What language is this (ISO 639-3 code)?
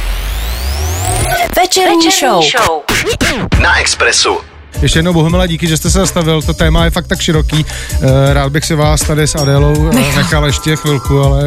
ces